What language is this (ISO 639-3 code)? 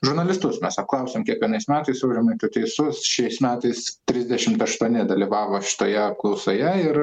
lit